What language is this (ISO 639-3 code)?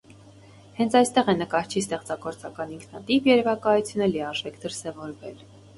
hye